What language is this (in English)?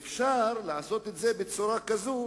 Hebrew